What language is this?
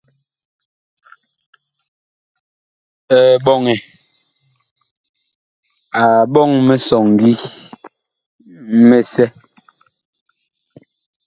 Bakoko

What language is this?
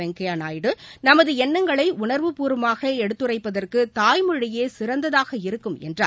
Tamil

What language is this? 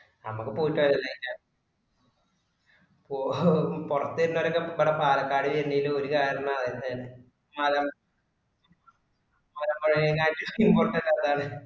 Malayalam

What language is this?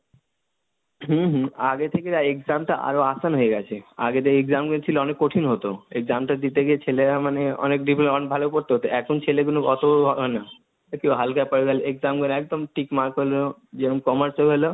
Bangla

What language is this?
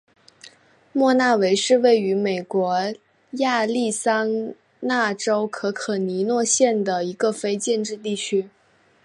Chinese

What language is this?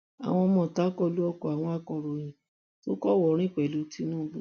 Yoruba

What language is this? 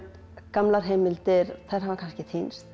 Icelandic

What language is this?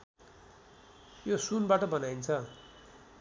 Nepali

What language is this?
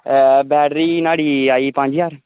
Dogri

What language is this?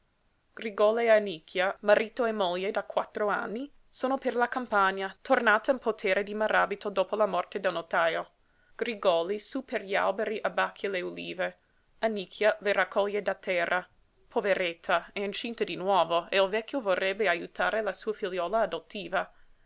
Italian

